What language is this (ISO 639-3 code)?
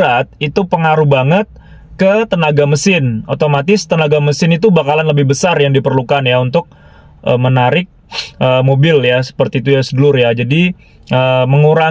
ind